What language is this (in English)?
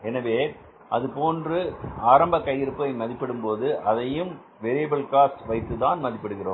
Tamil